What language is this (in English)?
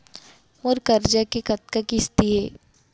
Chhattisgarhi